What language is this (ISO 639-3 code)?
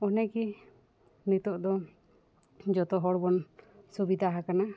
sat